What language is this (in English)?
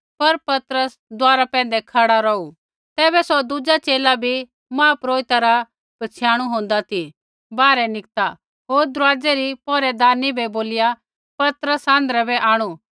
Kullu Pahari